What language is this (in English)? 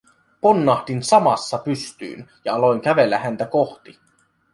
Finnish